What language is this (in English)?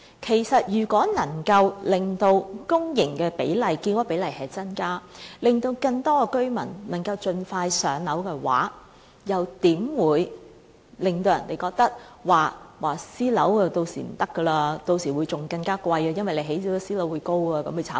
Cantonese